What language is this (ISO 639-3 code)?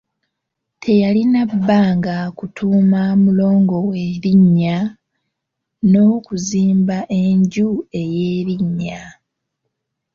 lug